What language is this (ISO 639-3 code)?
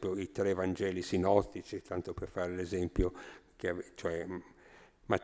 ita